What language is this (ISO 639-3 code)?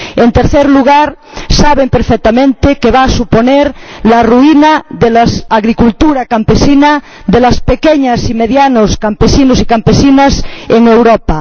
spa